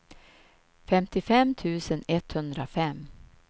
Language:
Swedish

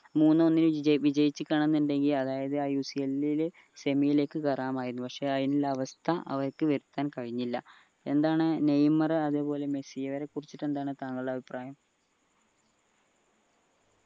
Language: Malayalam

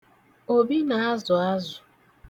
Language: Igbo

